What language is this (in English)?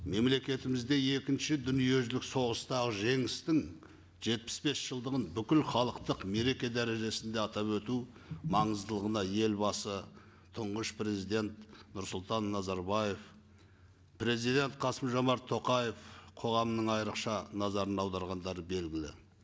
Kazakh